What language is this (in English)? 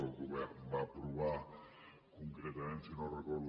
Catalan